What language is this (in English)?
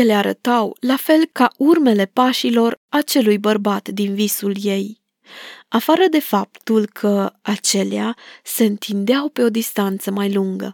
Romanian